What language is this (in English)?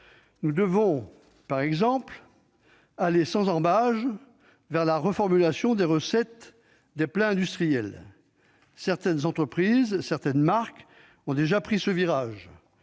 French